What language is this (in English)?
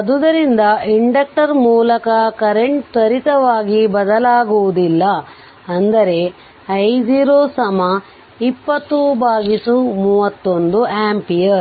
Kannada